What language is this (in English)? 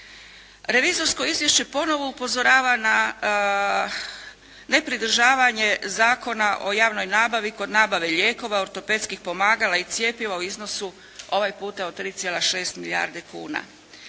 Croatian